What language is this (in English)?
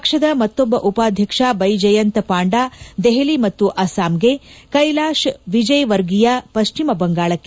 Kannada